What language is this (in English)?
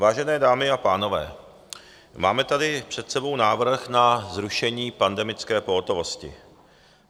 Czech